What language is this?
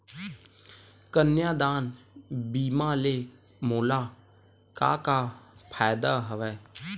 Chhattisgarhi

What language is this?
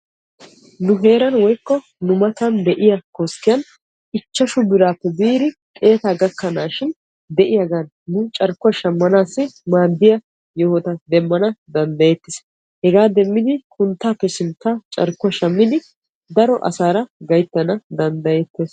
Wolaytta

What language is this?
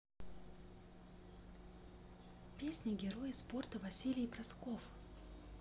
Russian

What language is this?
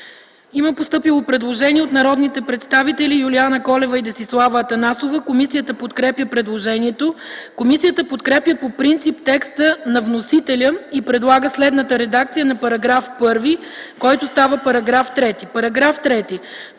Bulgarian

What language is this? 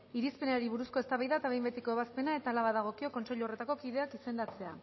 Basque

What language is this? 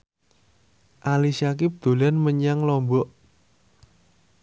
Javanese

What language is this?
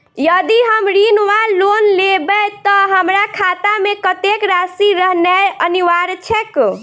Maithili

